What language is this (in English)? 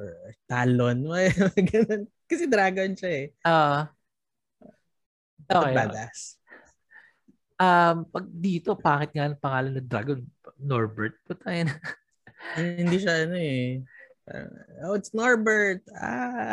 Filipino